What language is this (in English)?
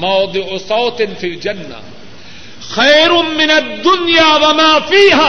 Urdu